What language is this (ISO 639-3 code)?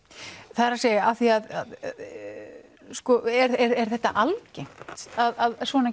isl